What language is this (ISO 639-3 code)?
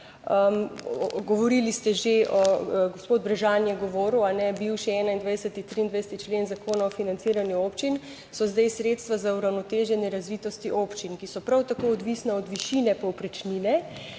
slv